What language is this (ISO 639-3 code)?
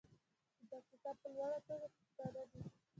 pus